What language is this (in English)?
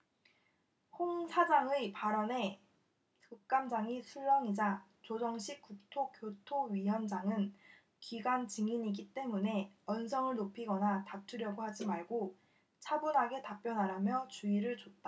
Korean